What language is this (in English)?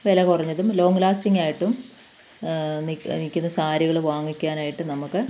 Malayalam